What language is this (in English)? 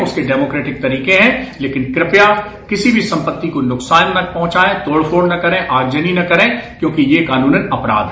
Hindi